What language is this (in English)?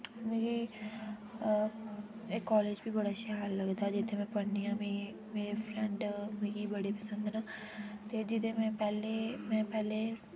Dogri